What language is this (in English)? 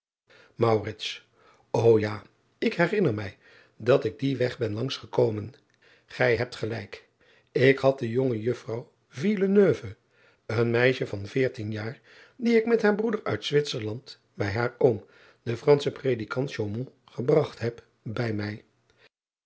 Dutch